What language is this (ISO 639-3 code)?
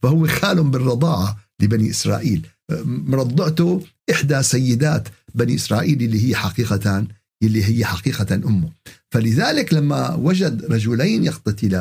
ara